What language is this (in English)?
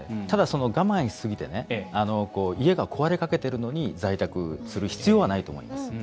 Japanese